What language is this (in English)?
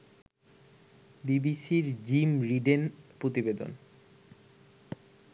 Bangla